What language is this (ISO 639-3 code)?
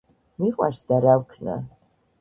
kat